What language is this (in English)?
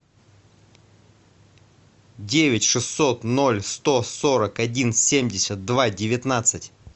Russian